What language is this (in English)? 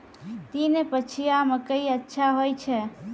Maithili